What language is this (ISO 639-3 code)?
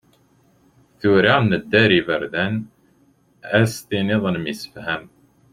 kab